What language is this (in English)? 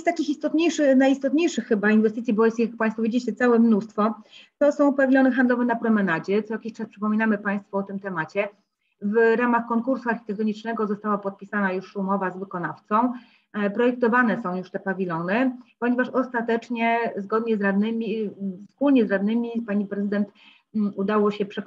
Polish